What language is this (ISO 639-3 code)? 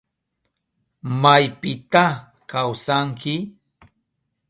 qup